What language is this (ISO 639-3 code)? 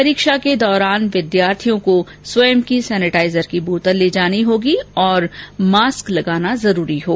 hin